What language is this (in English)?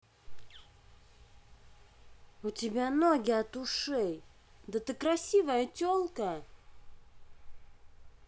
Russian